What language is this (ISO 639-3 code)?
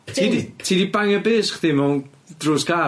cym